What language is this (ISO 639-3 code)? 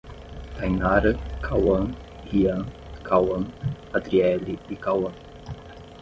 por